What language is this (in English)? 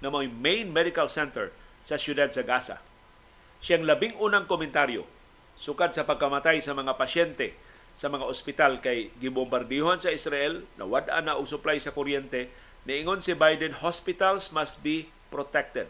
Filipino